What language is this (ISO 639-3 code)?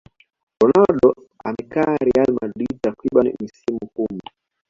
swa